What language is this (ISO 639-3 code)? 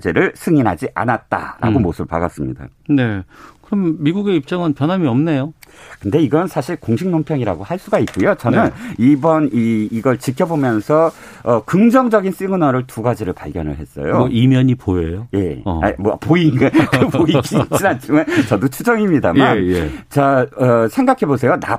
kor